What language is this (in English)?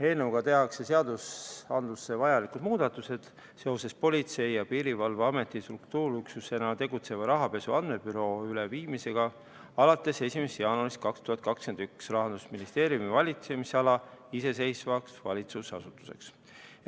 Estonian